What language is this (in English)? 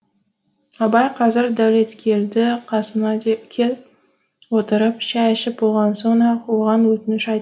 Kazakh